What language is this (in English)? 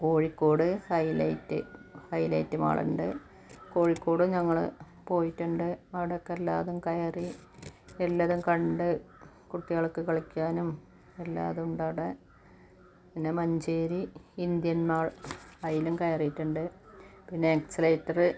Malayalam